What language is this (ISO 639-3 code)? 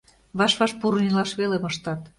chm